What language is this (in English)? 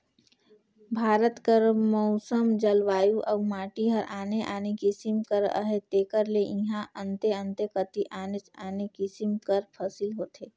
Chhattisgarhi